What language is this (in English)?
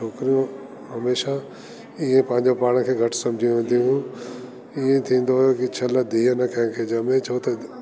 Sindhi